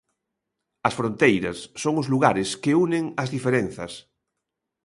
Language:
Galician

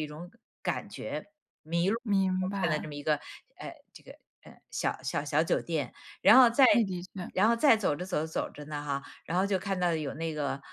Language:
Chinese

